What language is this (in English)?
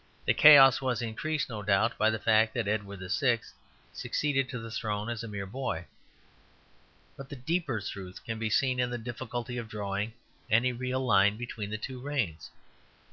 English